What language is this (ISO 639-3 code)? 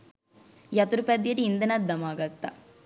sin